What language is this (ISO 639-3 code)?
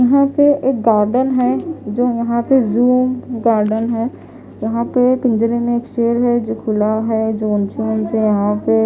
hin